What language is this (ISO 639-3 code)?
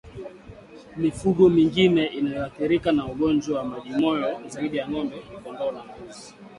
swa